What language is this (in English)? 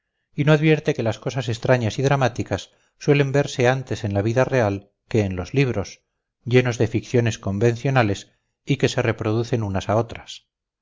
Spanish